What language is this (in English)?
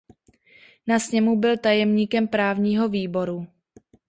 Czech